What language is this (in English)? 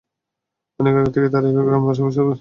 Bangla